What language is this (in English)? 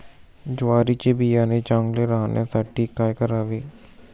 Marathi